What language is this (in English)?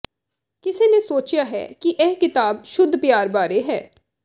Punjabi